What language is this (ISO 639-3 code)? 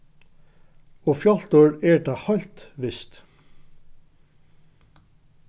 fao